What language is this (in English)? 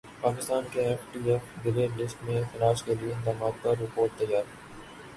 Urdu